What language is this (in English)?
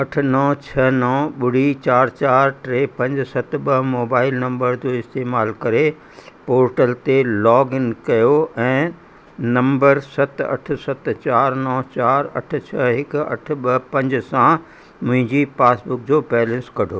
Sindhi